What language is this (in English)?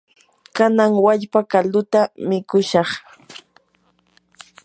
Yanahuanca Pasco Quechua